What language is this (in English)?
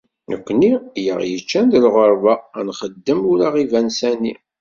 Kabyle